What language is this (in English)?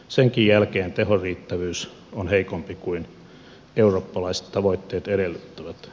Finnish